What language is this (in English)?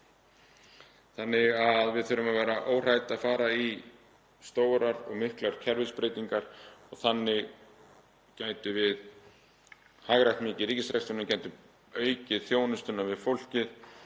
Icelandic